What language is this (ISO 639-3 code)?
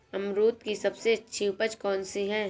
hin